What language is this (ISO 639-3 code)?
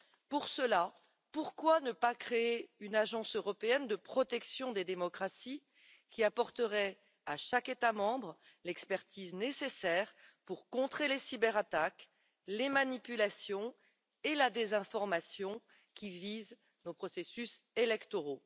fra